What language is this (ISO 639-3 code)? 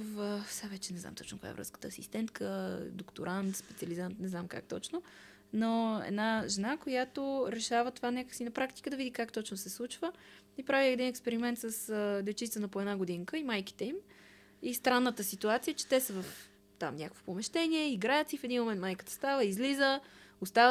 bul